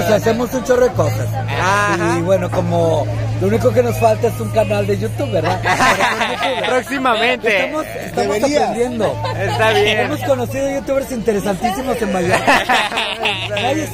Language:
Spanish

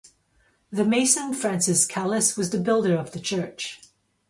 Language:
English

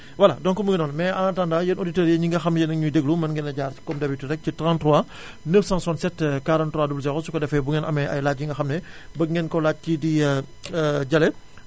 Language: Wolof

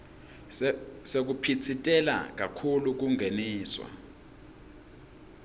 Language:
Swati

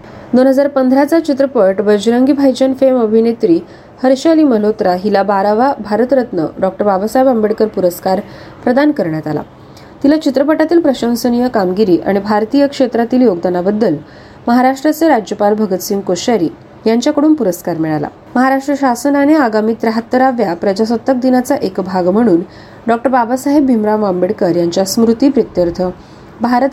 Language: Marathi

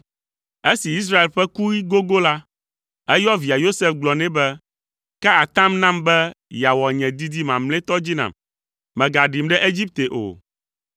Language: Ewe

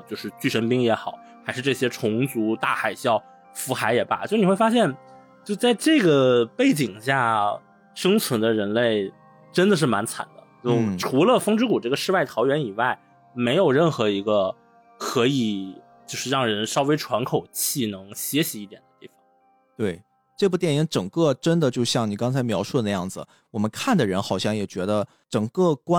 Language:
Chinese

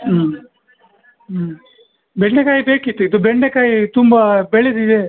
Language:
Kannada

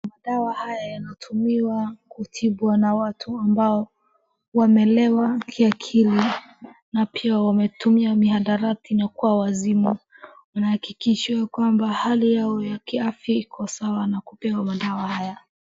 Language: Swahili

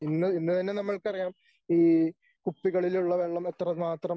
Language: Malayalam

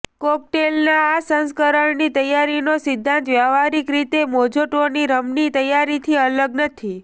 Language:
Gujarati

